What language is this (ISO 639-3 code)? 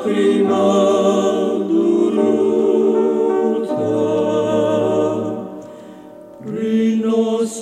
ron